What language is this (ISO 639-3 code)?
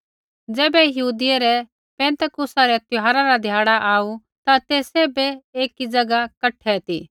kfx